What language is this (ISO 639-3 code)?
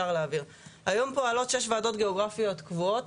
heb